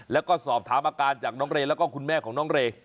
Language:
Thai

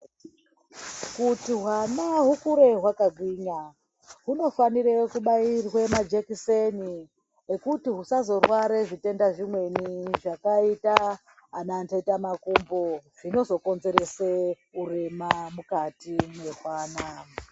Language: Ndau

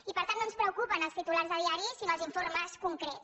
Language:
Catalan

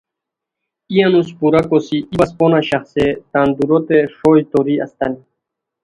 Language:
Khowar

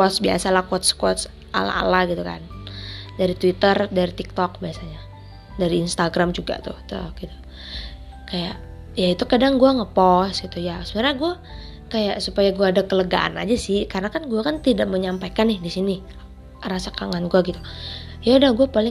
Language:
Indonesian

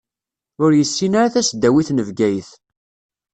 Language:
Kabyle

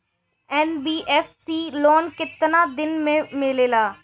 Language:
Bhojpuri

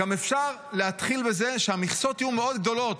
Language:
Hebrew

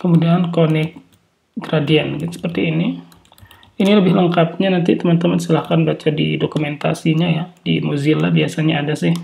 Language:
Indonesian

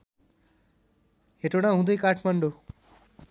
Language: Nepali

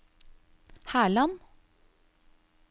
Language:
Norwegian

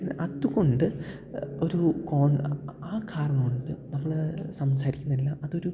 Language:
Malayalam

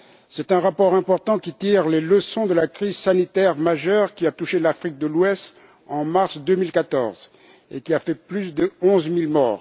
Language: French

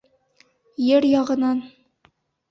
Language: Bashkir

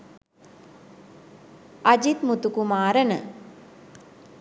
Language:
Sinhala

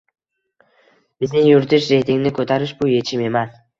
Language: Uzbek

